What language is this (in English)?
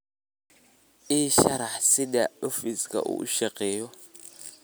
Somali